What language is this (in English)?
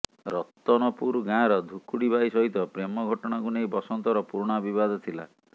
Odia